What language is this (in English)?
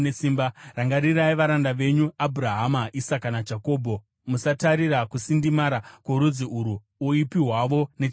Shona